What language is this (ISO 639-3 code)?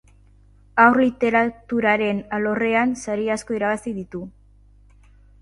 eus